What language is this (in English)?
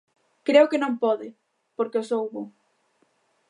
Galician